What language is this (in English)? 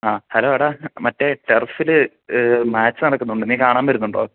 Malayalam